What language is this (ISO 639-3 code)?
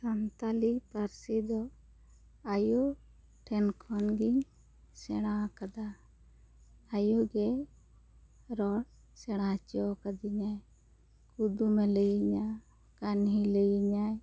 sat